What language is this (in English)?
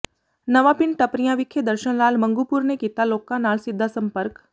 Punjabi